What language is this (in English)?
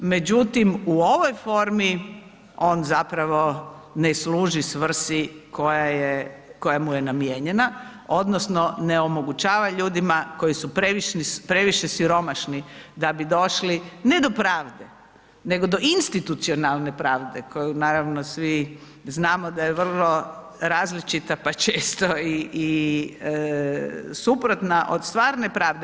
Croatian